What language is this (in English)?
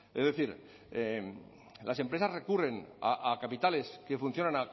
Spanish